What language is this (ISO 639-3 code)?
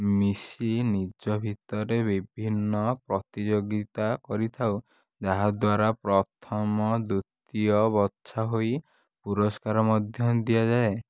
ori